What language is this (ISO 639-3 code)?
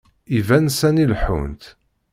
kab